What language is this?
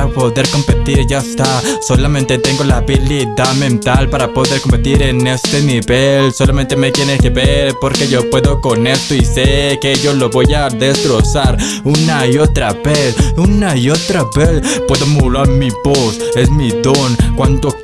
Spanish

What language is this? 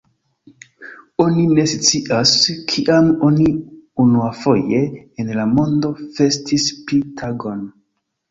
Esperanto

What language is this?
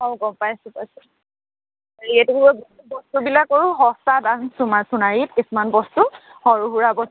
Assamese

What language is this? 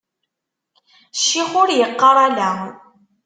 Kabyle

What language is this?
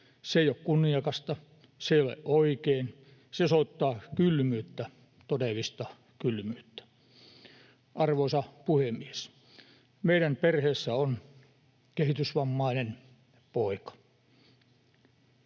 Finnish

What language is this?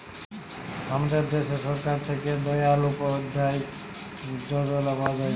Bangla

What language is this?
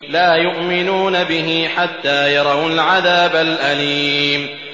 Arabic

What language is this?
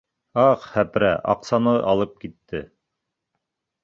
Bashkir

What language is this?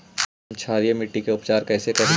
Magahi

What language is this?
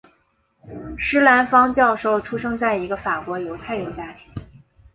Chinese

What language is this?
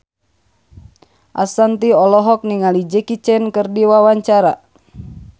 Sundanese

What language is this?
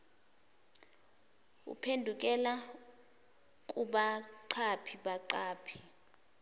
Zulu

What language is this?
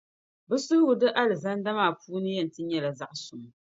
Dagbani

